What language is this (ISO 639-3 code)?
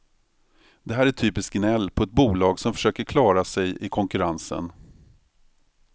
swe